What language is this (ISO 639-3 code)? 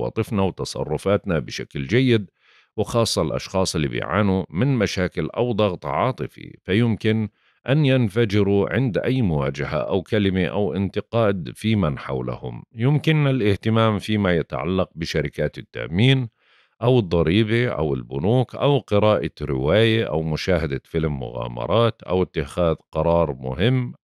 ara